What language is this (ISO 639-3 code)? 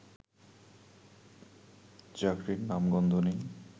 ben